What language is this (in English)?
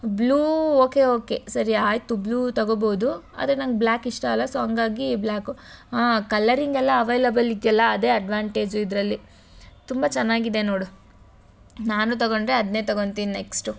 Kannada